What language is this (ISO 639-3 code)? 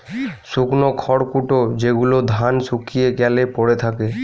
ben